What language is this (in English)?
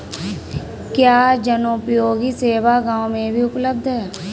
Hindi